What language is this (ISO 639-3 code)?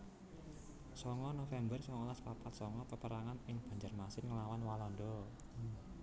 jav